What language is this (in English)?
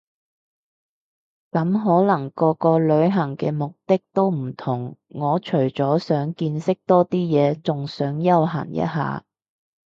Cantonese